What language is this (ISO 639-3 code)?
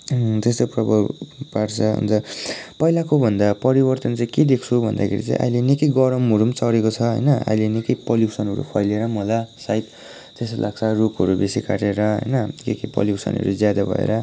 nep